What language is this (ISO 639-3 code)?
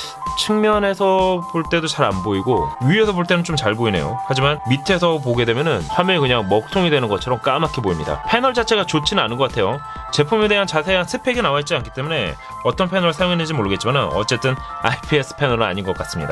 kor